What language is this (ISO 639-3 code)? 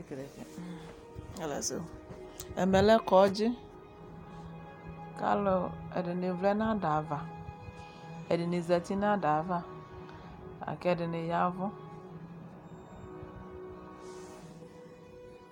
kpo